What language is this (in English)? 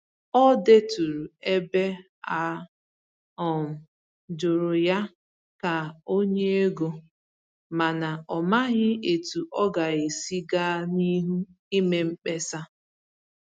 Igbo